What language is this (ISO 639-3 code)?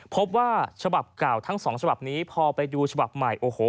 tha